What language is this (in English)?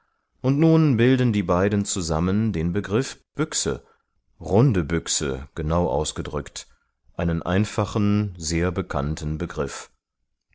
German